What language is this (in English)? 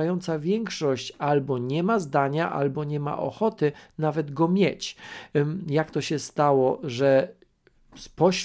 Polish